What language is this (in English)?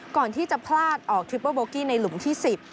Thai